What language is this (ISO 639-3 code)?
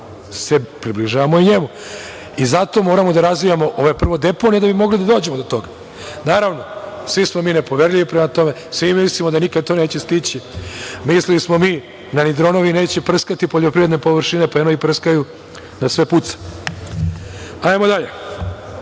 srp